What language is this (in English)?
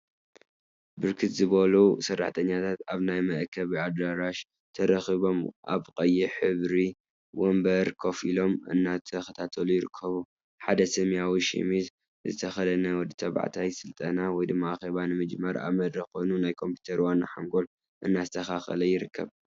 Tigrinya